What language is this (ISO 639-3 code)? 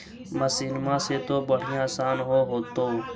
mag